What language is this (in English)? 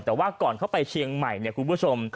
Thai